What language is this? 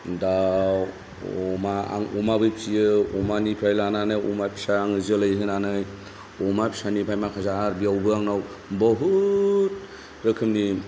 Bodo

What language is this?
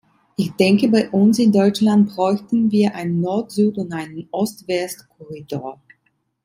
German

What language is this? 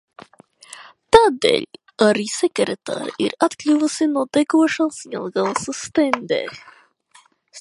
Latvian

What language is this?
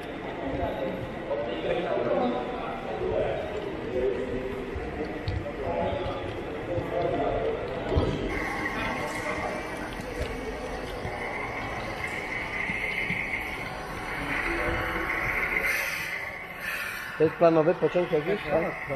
Polish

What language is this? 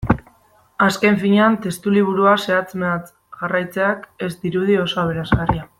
Basque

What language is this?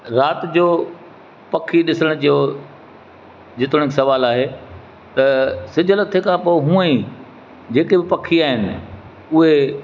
Sindhi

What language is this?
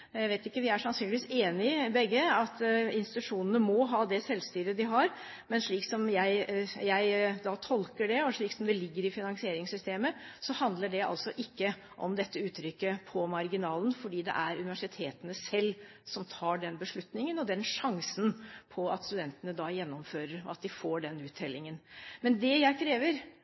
Norwegian Bokmål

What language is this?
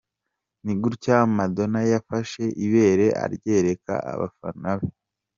Kinyarwanda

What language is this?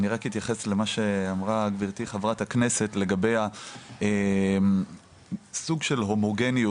Hebrew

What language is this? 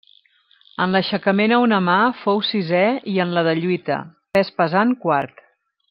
Catalan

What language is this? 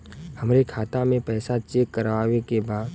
Bhojpuri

